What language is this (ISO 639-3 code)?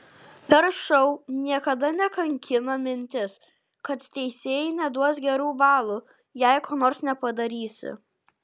lit